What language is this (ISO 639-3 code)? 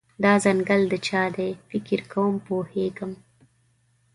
pus